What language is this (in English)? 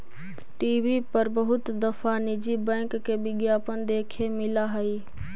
Magahi